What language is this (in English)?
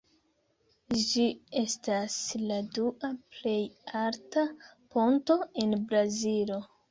Esperanto